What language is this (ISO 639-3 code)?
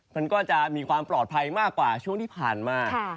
tha